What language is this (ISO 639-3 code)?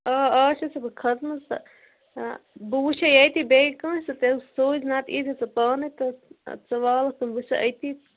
kas